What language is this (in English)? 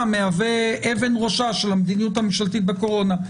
Hebrew